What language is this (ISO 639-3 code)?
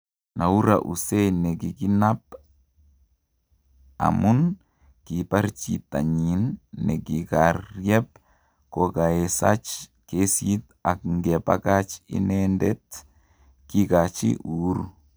kln